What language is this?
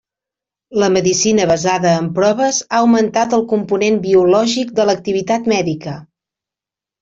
Catalan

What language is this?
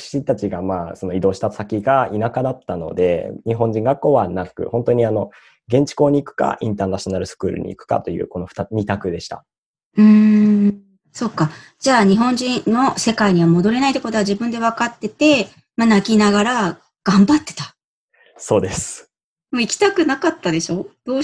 Japanese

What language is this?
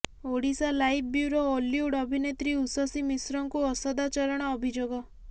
Odia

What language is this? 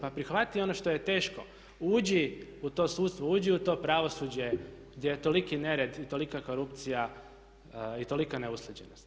Croatian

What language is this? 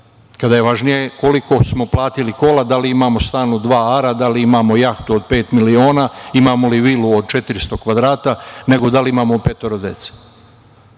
Serbian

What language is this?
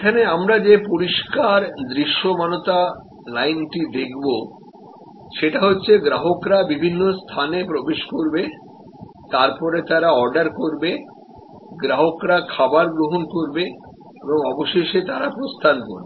Bangla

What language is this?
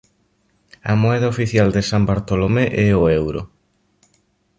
Galician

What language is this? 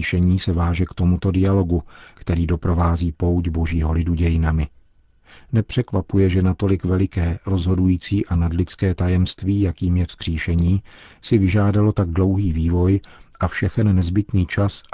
Czech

